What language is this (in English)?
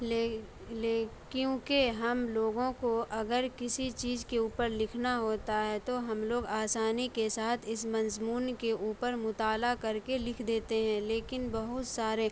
Urdu